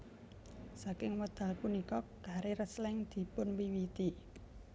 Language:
Javanese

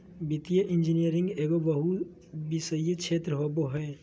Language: Magahi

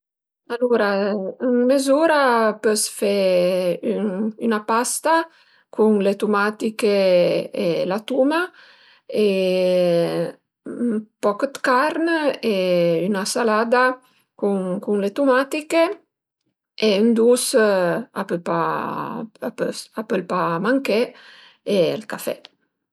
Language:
Piedmontese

